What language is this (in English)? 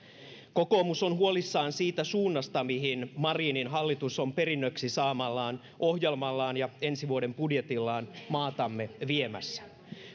Finnish